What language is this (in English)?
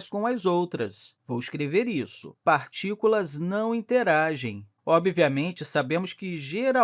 Portuguese